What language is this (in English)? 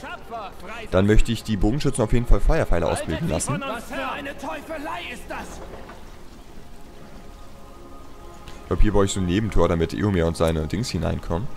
German